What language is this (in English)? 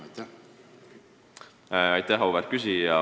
Estonian